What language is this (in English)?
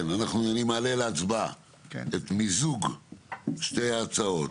Hebrew